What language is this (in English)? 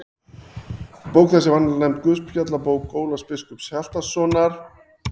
Icelandic